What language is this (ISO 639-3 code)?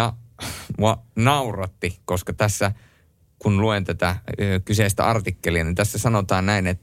fin